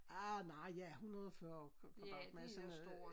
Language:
Danish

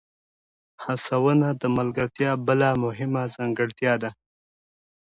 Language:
Pashto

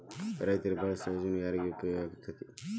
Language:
Kannada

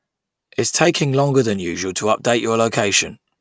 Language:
English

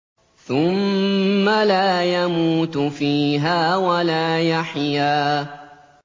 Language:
Arabic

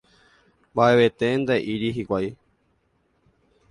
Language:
Guarani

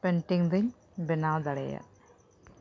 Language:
Santali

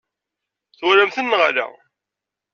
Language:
Kabyle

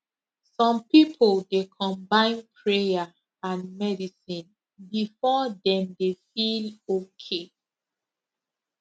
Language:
Nigerian Pidgin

